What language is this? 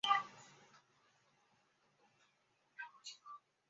Chinese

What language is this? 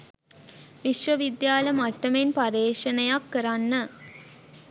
Sinhala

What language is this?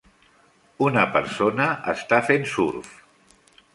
Catalan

